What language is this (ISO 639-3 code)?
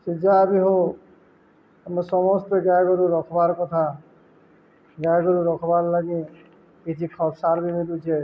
ori